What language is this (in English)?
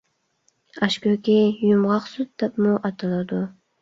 Uyghur